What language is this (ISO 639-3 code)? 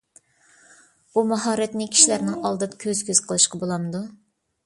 uig